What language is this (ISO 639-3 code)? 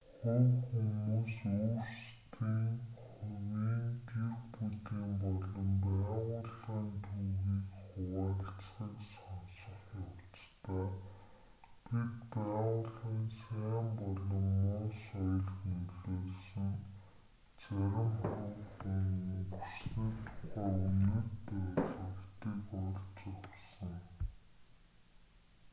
mon